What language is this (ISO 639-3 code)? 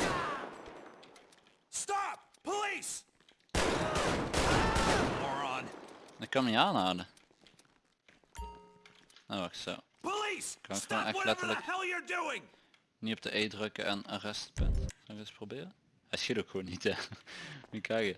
nld